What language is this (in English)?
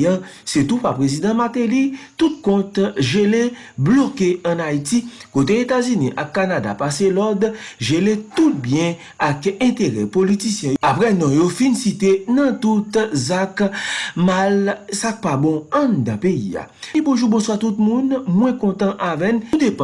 French